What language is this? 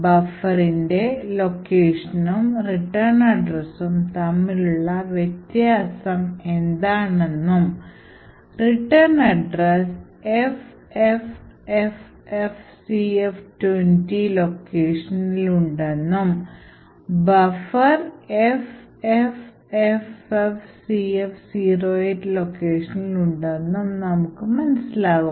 Malayalam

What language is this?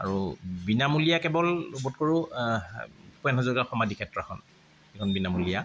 Assamese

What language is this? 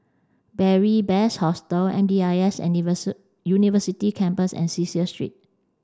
English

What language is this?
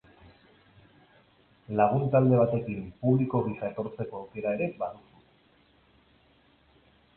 Basque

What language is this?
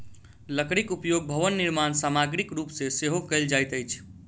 Maithili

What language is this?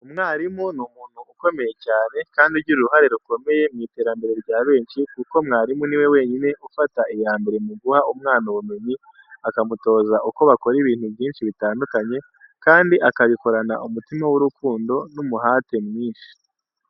Kinyarwanda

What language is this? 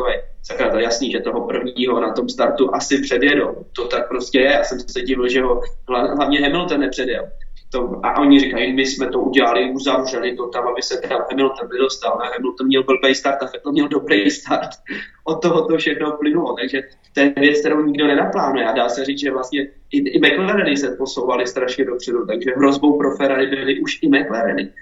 Czech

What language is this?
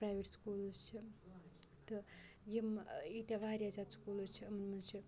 Kashmiri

